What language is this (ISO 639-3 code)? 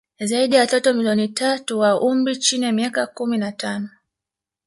swa